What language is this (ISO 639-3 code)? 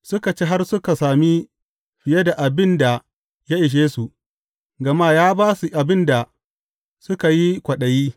hau